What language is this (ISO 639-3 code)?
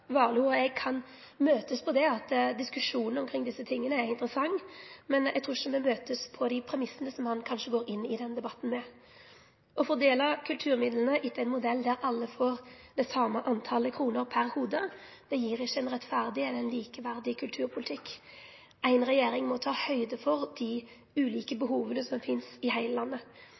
nno